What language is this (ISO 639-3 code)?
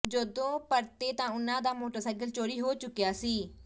pan